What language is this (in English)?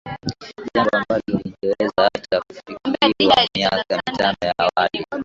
Swahili